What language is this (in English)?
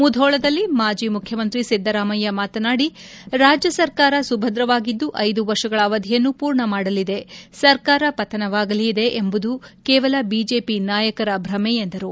Kannada